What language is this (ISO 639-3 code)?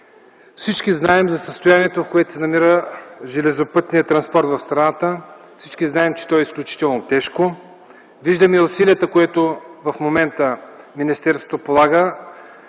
bul